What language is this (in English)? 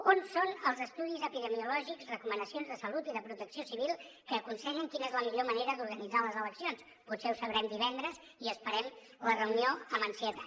Catalan